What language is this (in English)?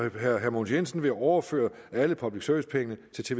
Danish